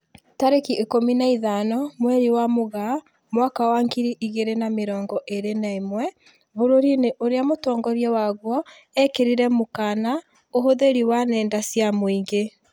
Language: Kikuyu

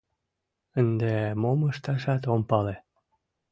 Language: Mari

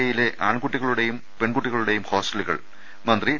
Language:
Malayalam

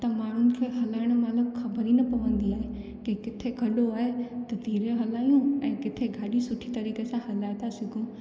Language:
Sindhi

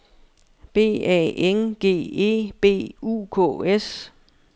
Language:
Danish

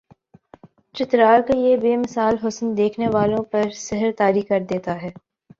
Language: Urdu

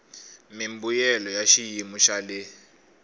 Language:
Tsonga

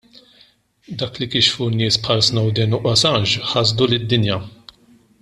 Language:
Maltese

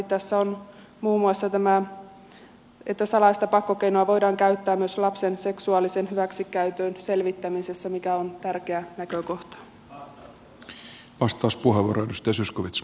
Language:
Finnish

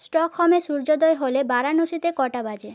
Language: Bangla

